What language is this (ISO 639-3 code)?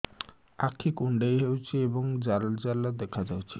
ori